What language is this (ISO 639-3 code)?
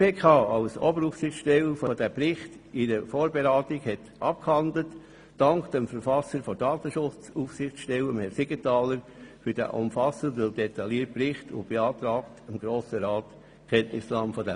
gsw